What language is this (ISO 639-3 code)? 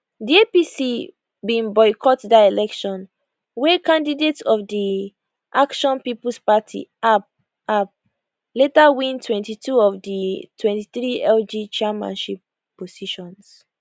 pcm